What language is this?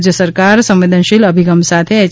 Gujarati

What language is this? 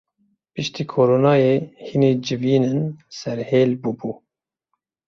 Kurdish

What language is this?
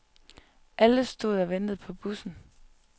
Danish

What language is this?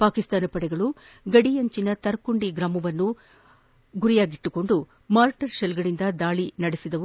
Kannada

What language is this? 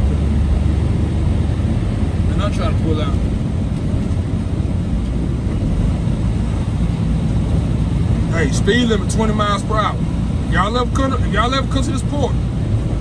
English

